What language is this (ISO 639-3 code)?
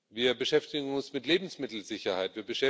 deu